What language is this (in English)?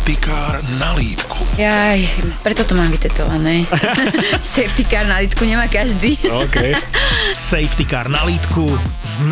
Slovak